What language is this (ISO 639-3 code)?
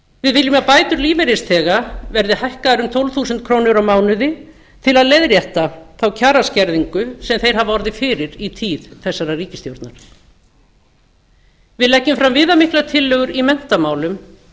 isl